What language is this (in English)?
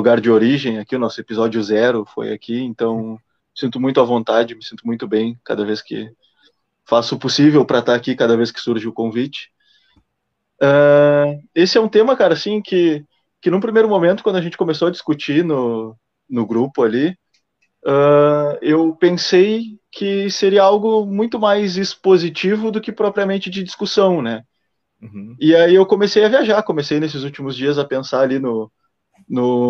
Portuguese